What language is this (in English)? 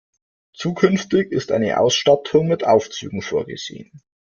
German